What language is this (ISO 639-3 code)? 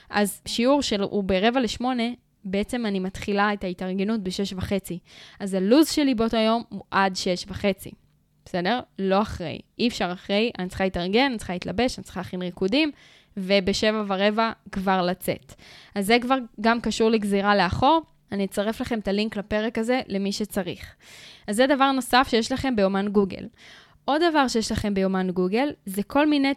heb